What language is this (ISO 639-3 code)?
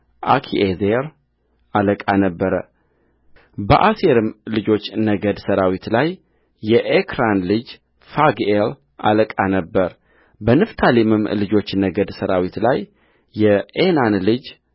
amh